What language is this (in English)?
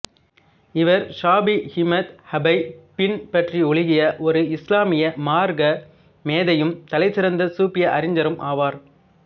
Tamil